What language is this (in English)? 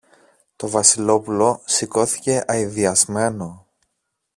Greek